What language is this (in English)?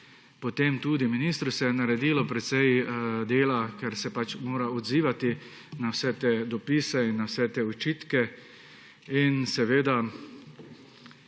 Slovenian